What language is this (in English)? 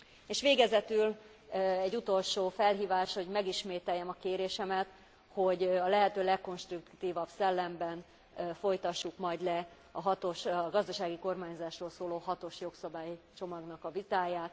Hungarian